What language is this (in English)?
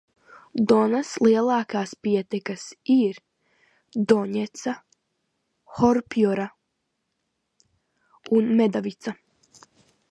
Latvian